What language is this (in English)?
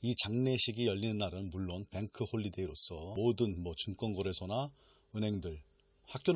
Korean